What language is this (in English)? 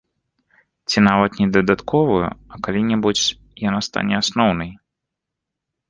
Belarusian